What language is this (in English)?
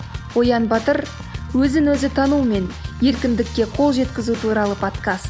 Kazakh